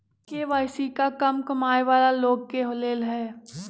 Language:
Magahi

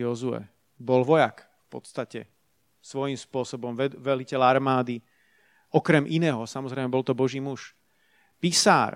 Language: Slovak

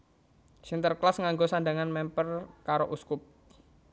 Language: Javanese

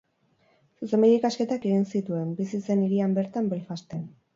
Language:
Basque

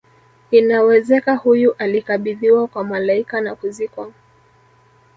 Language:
Swahili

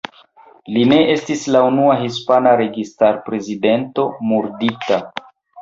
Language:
Esperanto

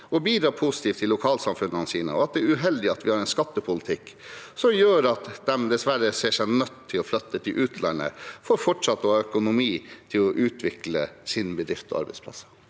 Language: Norwegian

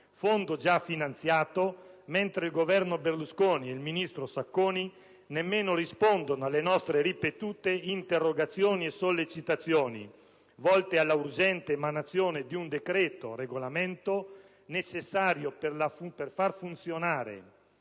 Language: Italian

